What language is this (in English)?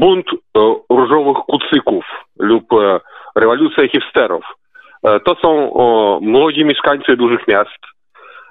Polish